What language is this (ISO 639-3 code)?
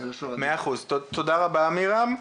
heb